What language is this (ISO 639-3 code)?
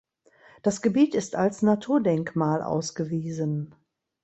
deu